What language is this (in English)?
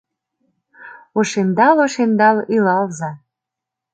Mari